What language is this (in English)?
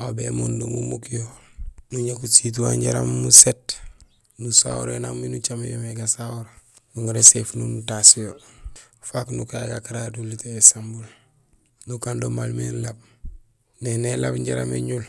Gusilay